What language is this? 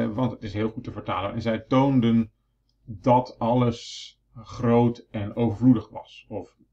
Dutch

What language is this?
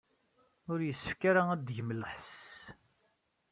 Kabyle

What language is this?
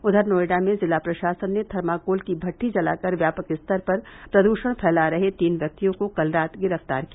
Hindi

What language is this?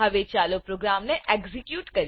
Gujarati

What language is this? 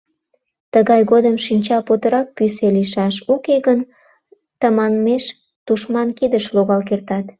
Mari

